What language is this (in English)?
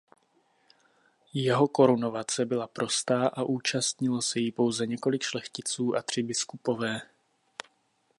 Czech